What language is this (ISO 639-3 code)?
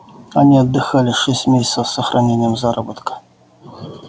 rus